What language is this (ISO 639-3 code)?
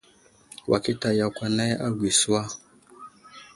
udl